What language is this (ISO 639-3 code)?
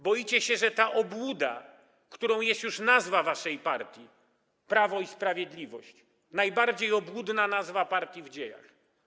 pol